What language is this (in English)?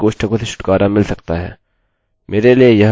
Hindi